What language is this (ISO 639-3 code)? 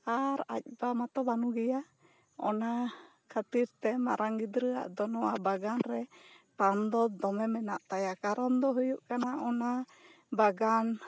sat